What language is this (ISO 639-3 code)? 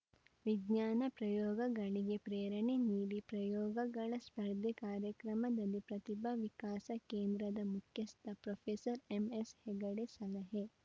kan